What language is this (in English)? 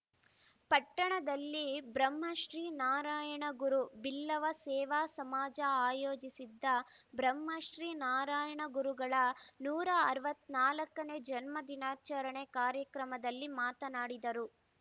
Kannada